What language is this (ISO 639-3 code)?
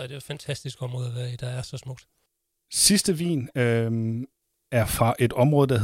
dan